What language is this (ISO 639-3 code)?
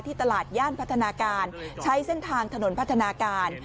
tha